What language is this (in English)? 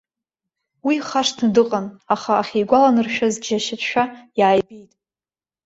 Abkhazian